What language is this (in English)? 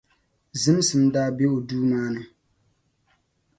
Dagbani